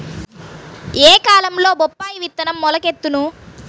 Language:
Telugu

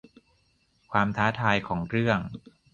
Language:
Thai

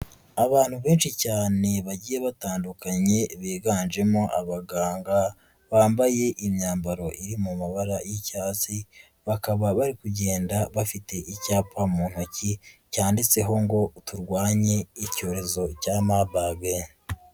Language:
Kinyarwanda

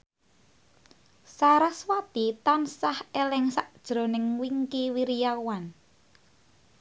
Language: Javanese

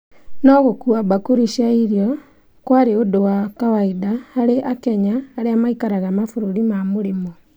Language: Kikuyu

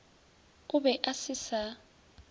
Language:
Northern Sotho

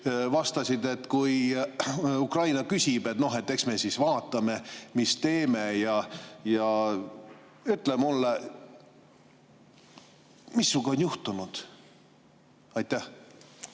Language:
Estonian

